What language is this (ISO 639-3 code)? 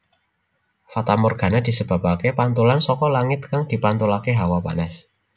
jav